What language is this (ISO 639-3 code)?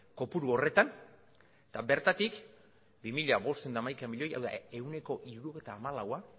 eus